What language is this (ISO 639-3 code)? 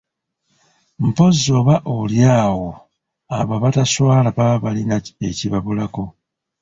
lug